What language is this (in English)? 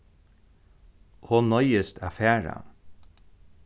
Faroese